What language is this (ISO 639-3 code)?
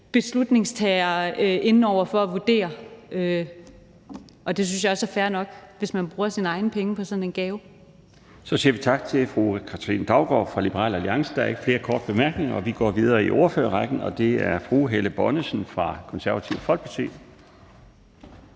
dan